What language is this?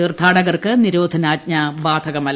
Malayalam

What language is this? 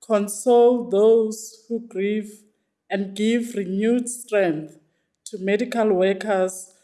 English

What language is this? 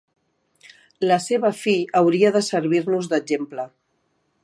Catalan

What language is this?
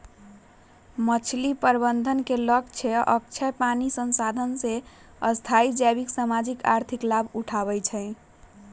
Magahi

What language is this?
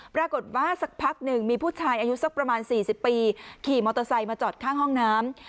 Thai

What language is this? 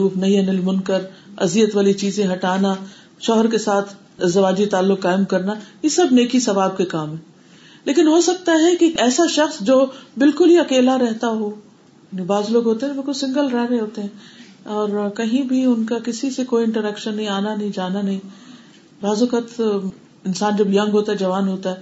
Urdu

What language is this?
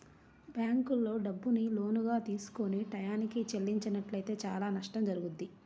Telugu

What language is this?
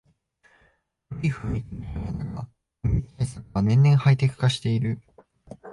Japanese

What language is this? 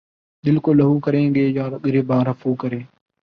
Urdu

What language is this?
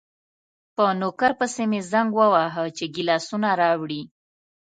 Pashto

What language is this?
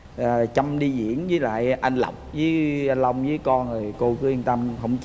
Vietnamese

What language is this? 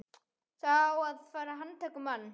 Icelandic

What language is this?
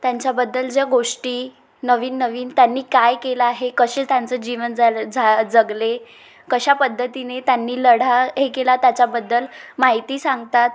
Marathi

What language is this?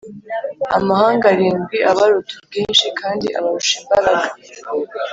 Kinyarwanda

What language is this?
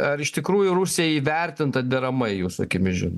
Lithuanian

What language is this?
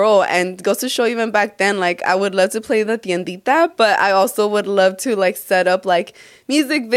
English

